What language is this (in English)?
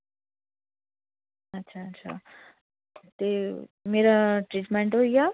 Dogri